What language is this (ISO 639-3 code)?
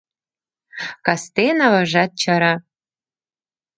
chm